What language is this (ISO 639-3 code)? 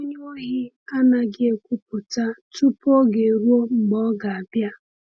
ibo